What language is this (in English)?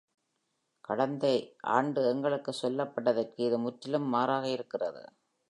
Tamil